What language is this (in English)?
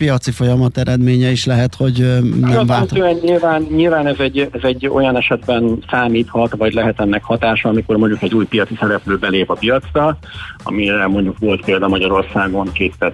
Hungarian